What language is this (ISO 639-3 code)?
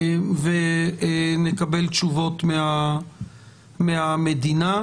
heb